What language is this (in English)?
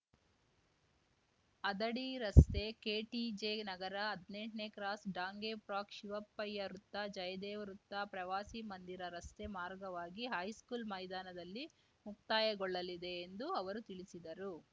Kannada